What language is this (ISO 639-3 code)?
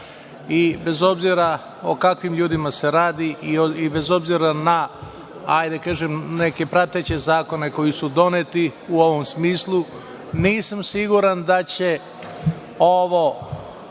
srp